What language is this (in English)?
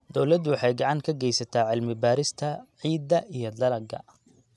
Somali